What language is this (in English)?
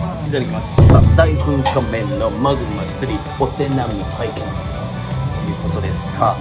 Japanese